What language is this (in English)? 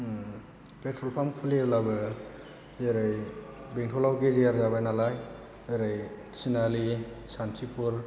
Bodo